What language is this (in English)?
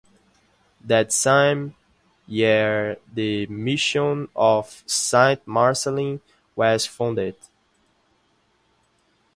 English